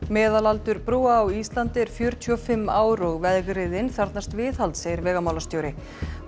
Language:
Icelandic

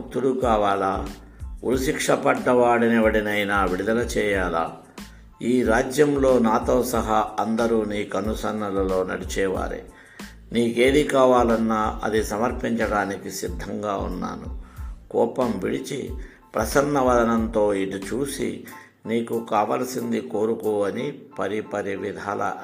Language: Telugu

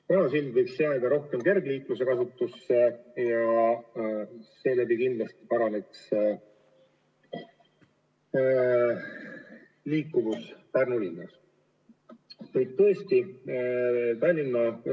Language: Estonian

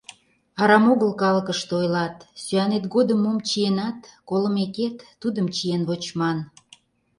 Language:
Mari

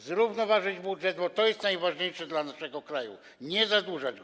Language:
Polish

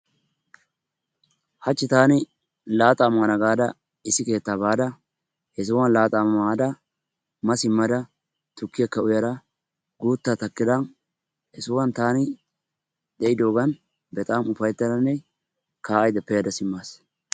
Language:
Wolaytta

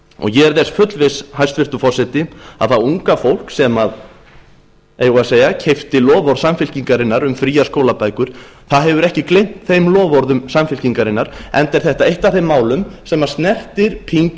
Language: Icelandic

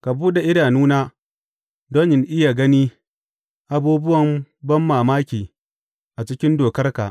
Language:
Hausa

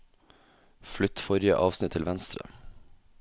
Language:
Norwegian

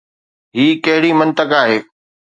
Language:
Sindhi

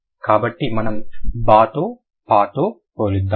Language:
Telugu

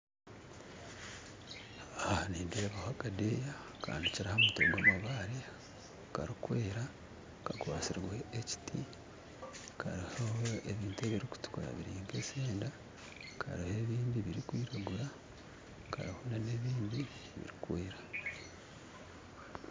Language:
Nyankole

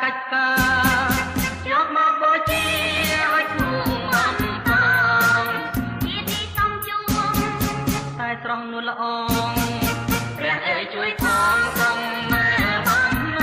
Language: Thai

